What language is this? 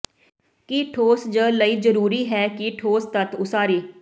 Punjabi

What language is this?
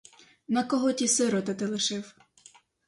Ukrainian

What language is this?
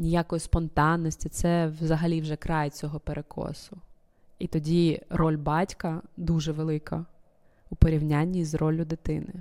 Ukrainian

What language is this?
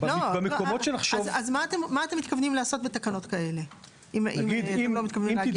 Hebrew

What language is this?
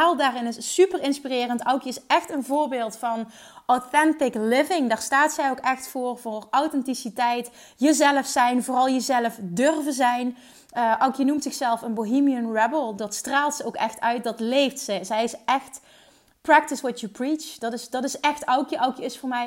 Dutch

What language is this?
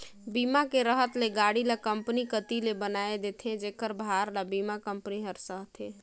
Chhattisgarhi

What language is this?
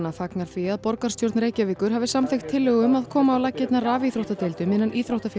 Icelandic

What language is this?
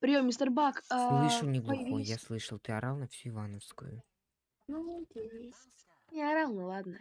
Russian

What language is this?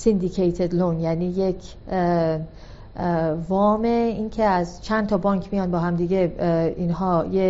Persian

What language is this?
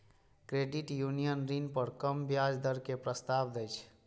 Maithili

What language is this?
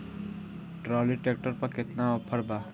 Bhojpuri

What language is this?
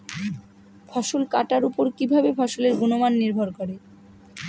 Bangla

